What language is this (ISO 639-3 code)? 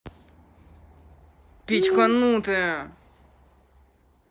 rus